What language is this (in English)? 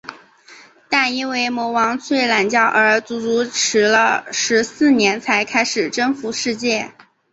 Chinese